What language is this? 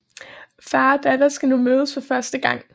Danish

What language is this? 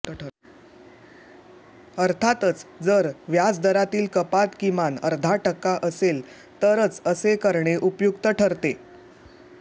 Marathi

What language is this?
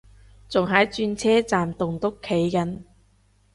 Cantonese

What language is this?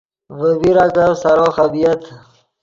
Yidgha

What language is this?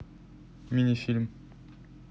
Russian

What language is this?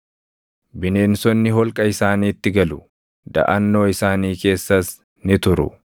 Oromo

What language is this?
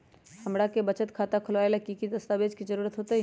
Magahi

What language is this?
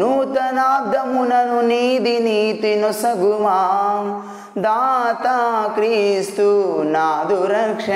Telugu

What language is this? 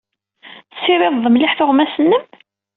Kabyle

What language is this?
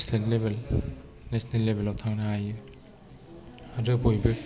Bodo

